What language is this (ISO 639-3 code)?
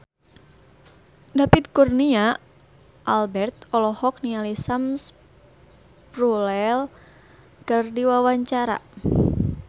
sun